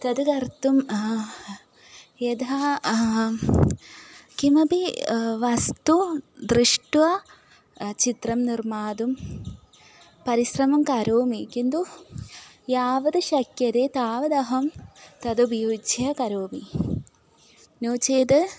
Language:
Sanskrit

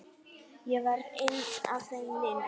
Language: Icelandic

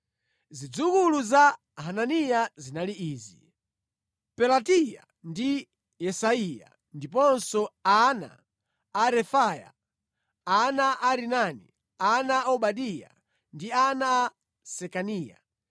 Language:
Nyanja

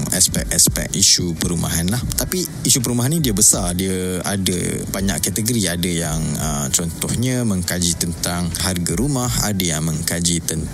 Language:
Malay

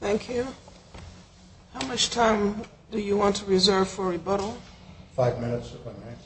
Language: English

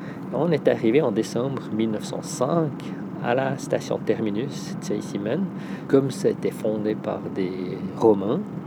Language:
French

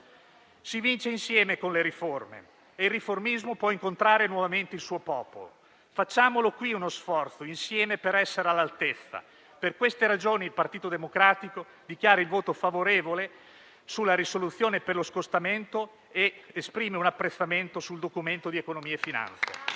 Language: Italian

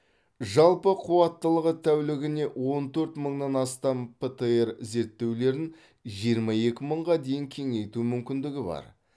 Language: Kazakh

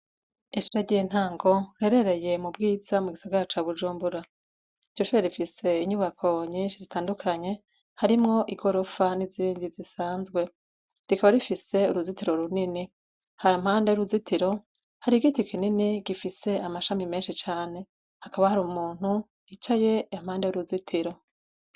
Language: Rundi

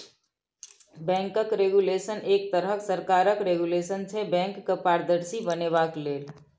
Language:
Maithili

